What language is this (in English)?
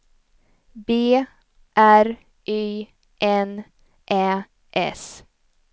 Swedish